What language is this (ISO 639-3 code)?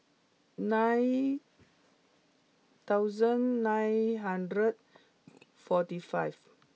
eng